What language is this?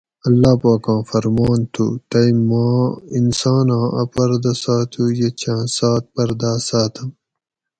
Gawri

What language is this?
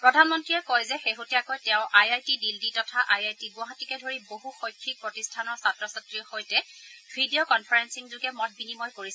Assamese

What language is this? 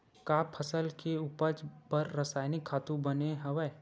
Chhattisgarhi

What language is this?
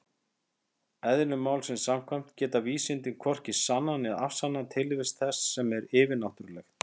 Icelandic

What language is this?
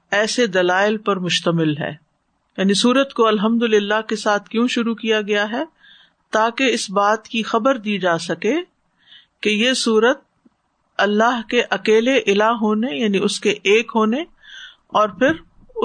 Urdu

